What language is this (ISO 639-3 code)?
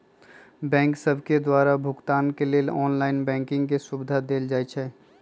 mag